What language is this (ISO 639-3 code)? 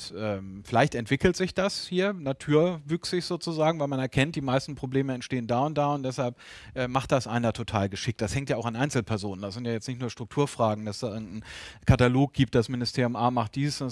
deu